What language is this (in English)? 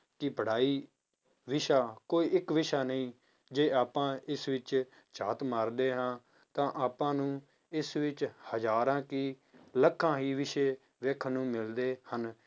Punjabi